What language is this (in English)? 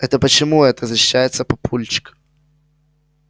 Russian